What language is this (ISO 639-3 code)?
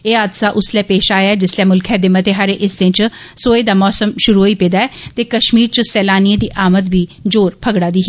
doi